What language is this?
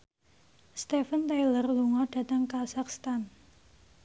Javanese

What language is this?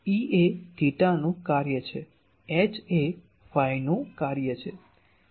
Gujarati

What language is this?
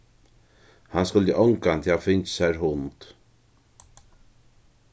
Faroese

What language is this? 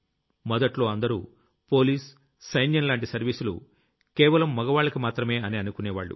Telugu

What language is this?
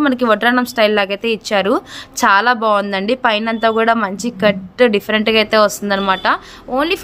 Telugu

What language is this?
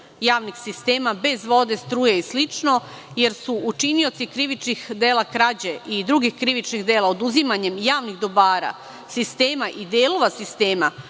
Serbian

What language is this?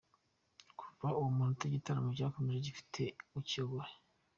Kinyarwanda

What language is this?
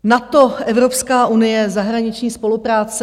Czech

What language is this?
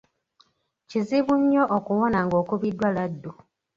Ganda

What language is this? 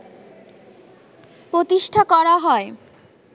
Bangla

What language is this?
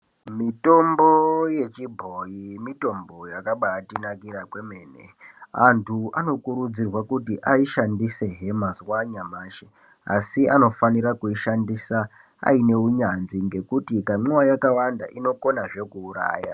Ndau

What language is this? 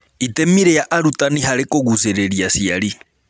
Kikuyu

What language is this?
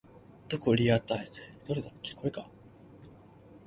Cantonese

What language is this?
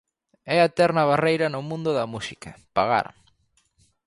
Galician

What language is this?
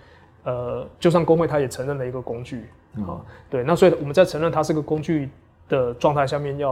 Chinese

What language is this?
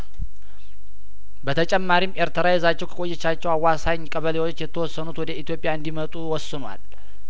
Amharic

